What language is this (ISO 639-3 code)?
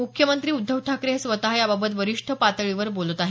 mar